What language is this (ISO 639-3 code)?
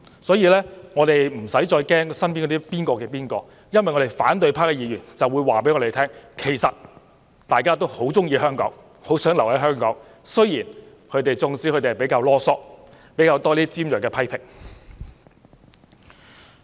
yue